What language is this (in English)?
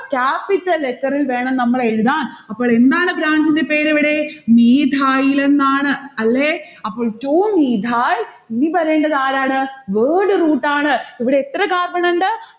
Malayalam